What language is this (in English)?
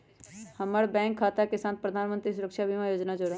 Magahi